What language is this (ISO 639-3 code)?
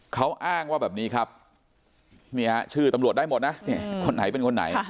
tha